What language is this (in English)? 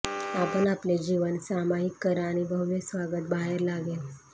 Marathi